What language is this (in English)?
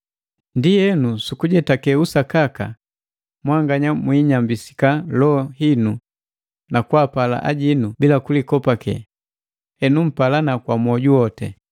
Matengo